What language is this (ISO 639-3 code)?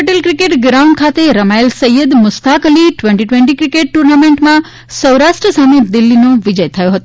guj